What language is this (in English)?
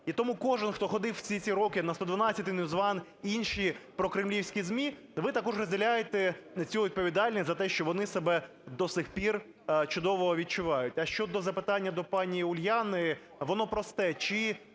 Ukrainian